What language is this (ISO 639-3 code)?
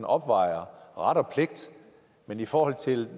dan